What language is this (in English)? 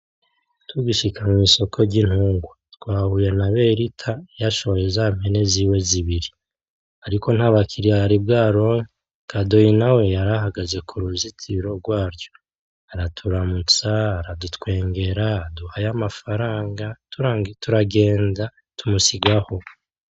Rundi